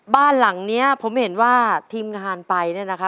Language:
Thai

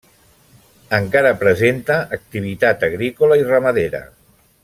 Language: Catalan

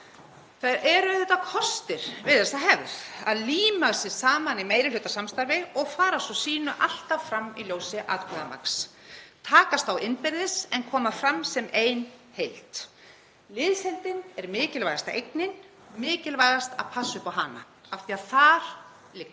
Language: Icelandic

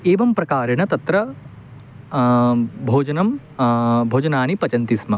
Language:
Sanskrit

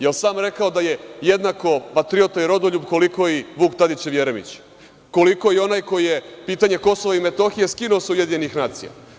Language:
Serbian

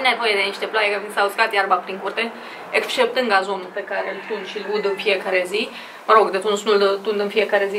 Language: Romanian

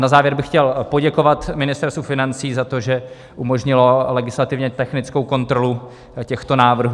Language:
Czech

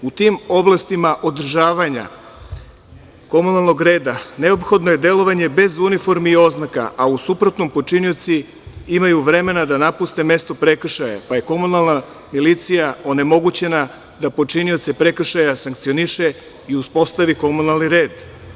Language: Serbian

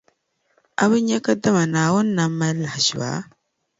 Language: Dagbani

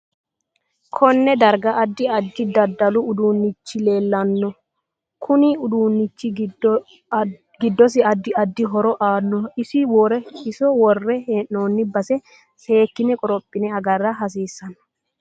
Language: Sidamo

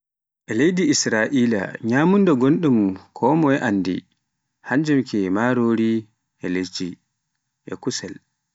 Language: Pular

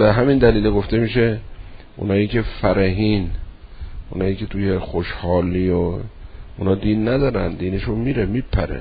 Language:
Persian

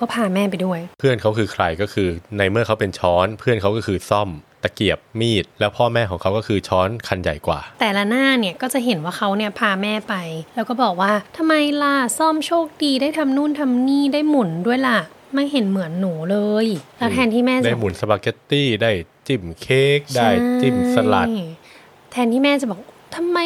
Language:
Thai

